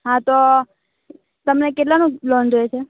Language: Gujarati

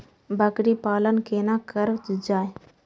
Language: Maithili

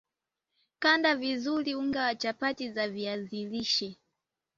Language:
Swahili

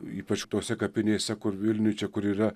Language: Lithuanian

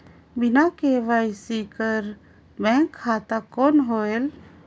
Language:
Chhattisgarhi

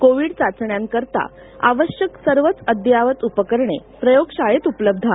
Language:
Marathi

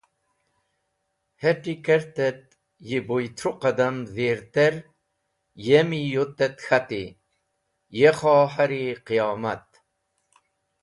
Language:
Wakhi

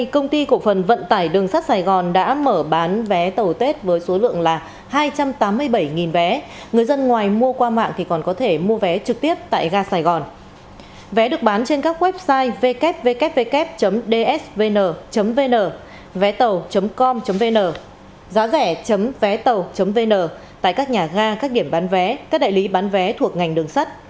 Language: Vietnamese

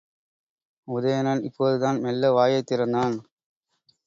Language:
Tamil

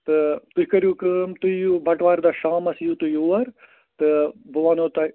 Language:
Kashmiri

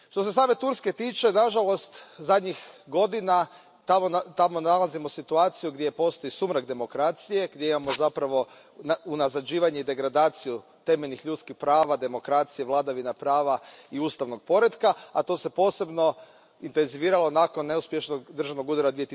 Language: Croatian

